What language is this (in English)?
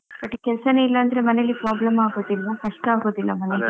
Kannada